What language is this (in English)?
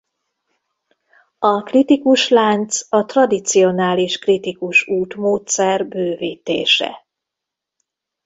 Hungarian